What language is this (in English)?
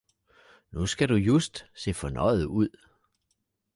Danish